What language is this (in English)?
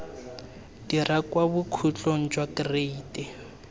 Tswana